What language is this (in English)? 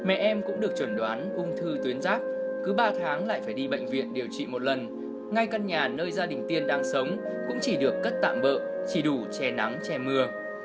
Vietnamese